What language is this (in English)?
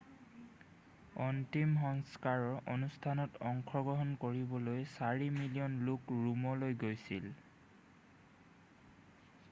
Assamese